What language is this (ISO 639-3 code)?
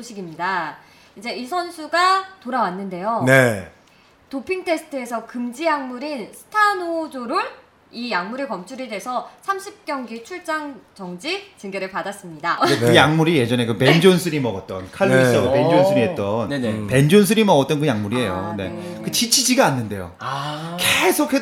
kor